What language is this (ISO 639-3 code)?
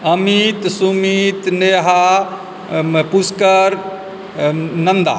mai